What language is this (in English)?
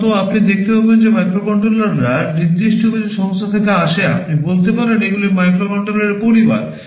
Bangla